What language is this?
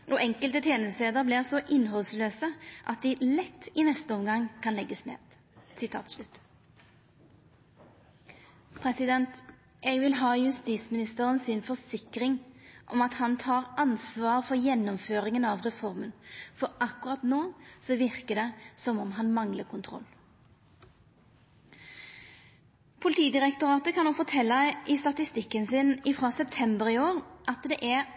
Norwegian Nynorsk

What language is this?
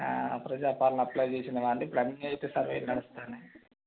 Telugu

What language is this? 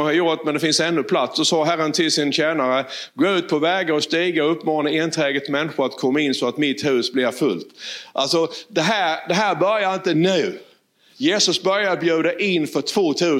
Swedish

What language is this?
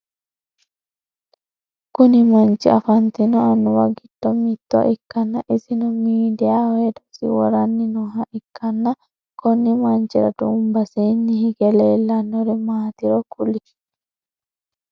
Sidamo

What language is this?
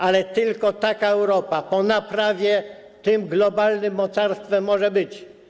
Polish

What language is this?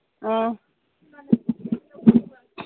Manipuri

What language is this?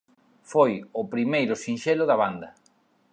Galician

